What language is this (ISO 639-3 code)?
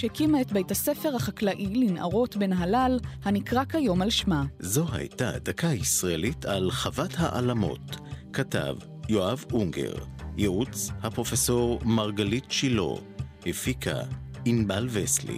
heb